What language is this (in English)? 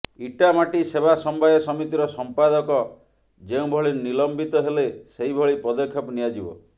Odia